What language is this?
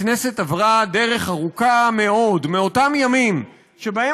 Hebrew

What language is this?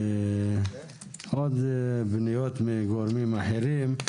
Hebrew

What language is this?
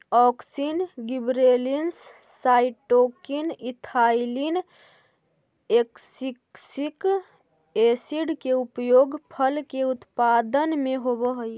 Magahi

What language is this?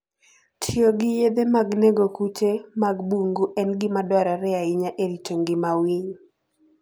Luo (Kenya and Tanzania)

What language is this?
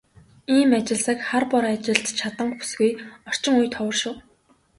Mongolian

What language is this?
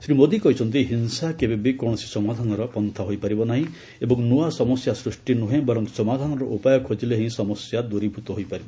Odia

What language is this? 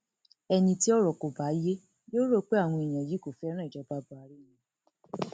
Yoruba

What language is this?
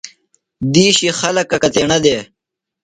Phalura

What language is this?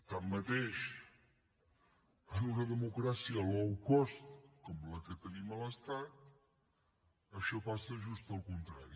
Catalan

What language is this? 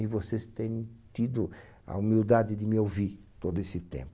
Portuguese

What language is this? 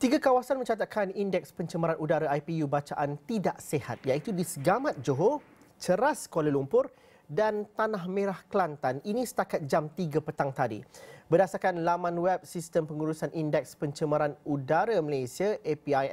Malay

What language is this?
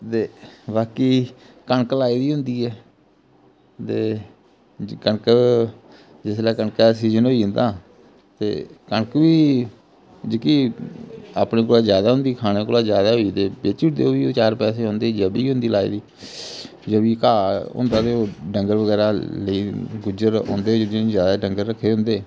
Dogri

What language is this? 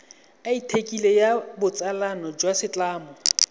Tswana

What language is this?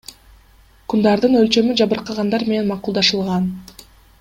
Kyrgyz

